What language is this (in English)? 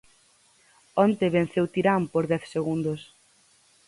Galician